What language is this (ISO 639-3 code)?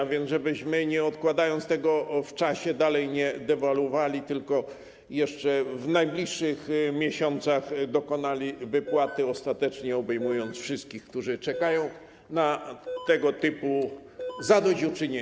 pol